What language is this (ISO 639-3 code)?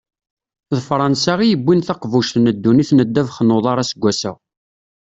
kab